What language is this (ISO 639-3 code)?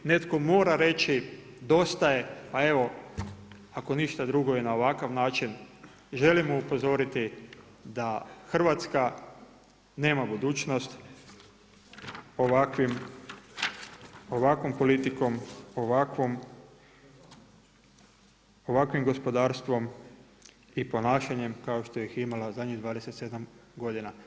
hrv